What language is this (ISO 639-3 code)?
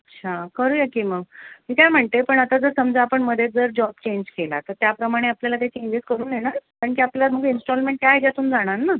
mar